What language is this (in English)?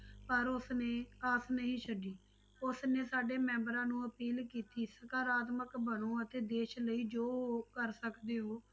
Punjabi